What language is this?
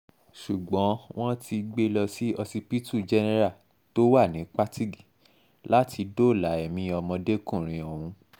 Yoruba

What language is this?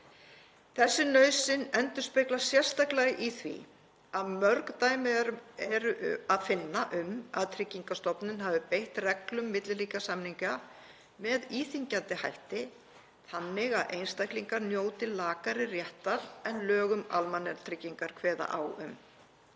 Icelandic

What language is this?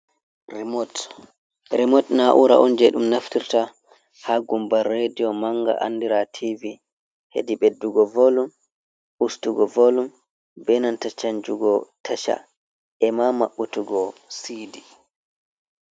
Fula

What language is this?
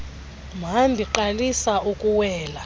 Xhosa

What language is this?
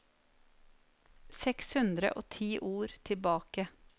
Norwegian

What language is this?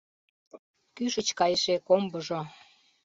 Mari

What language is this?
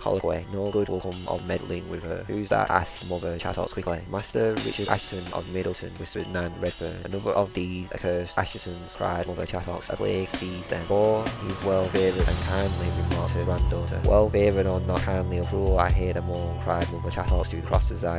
English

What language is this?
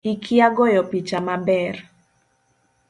Luo (Kenya and Tanzania)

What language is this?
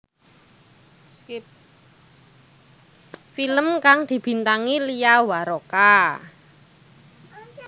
Javanese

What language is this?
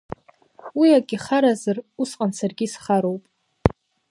Abkhazian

